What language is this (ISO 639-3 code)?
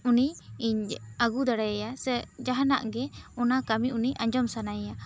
sat